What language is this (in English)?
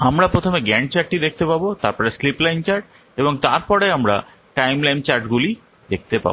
Bangla